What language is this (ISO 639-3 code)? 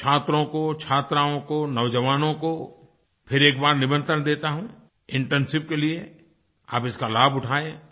hin